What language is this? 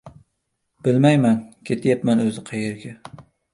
Uzbek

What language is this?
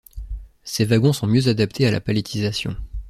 French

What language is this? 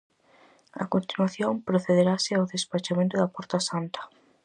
Galician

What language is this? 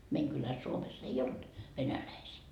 Finnish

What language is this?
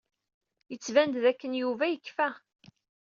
Kabyle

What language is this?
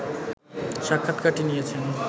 Bangla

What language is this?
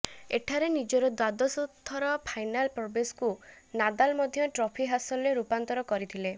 Odia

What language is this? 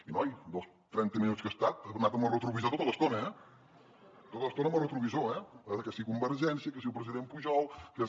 Catalan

